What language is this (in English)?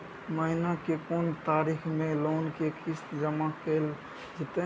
Maithili